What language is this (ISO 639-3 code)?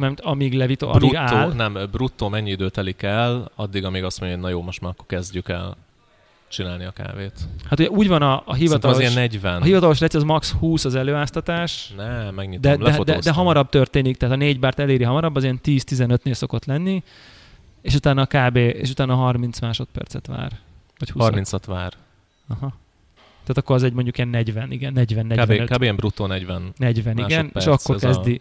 hun